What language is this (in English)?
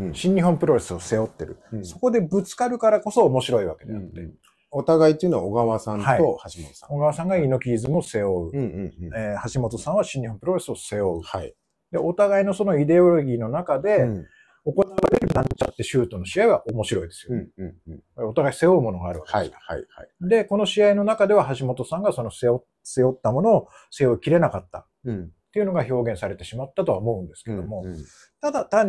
Japanese